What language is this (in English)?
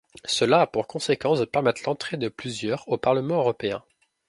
French